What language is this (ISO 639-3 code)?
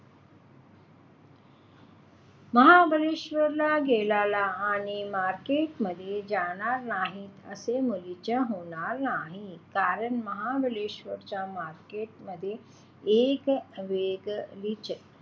mar